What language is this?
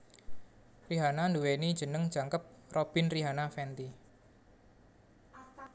Javanese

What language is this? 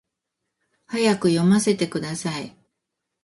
Japanese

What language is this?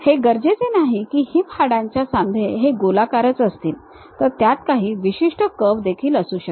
Marathi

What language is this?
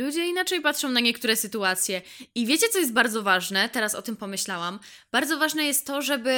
Polish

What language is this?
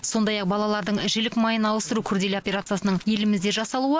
Kazakh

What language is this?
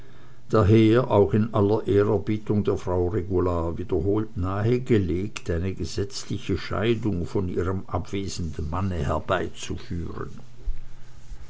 German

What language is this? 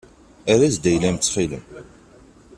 Kabyle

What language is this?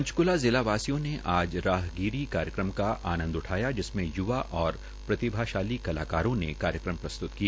Hindi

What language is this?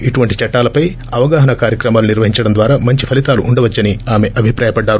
Telugu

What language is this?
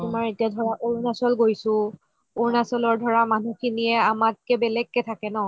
Assamese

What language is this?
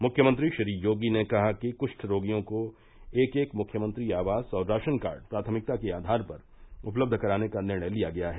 Hindi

